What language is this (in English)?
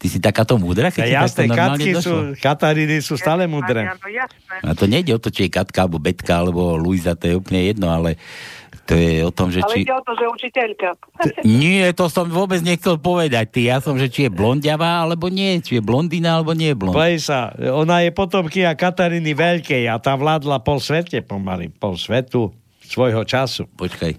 Slovak